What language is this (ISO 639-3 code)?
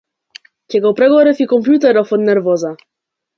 mkd